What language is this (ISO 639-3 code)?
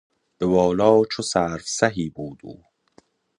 fas